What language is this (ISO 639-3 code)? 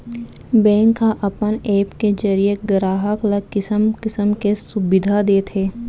hne